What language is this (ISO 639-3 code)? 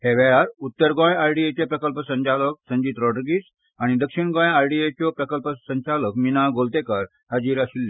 kok